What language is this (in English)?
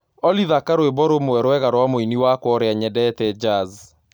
Kikuyu